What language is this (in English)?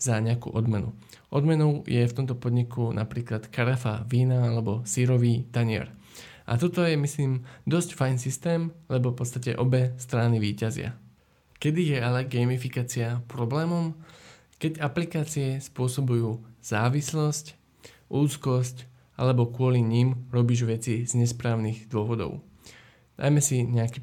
Slovak